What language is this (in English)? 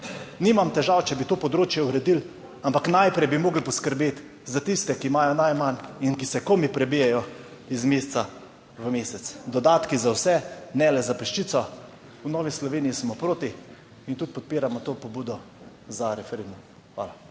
Slovenian